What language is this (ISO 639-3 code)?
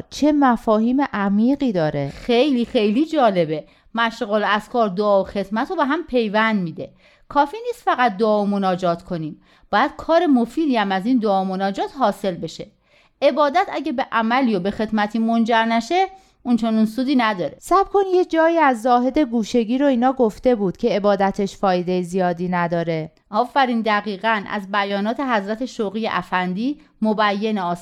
fas